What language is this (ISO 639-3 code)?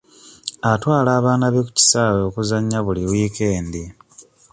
lug